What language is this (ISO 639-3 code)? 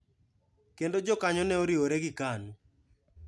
luo